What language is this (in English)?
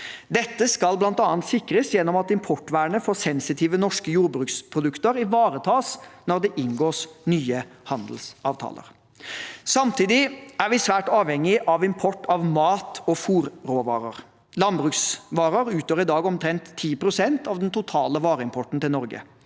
Norwegian